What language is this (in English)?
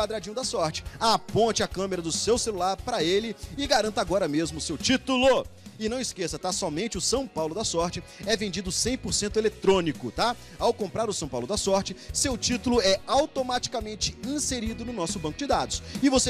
Portuguese